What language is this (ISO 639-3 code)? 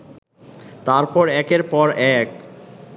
ben